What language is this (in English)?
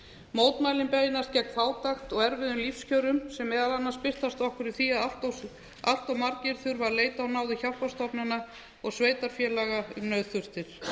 Icelandic